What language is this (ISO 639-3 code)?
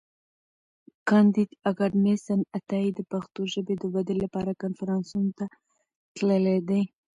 pus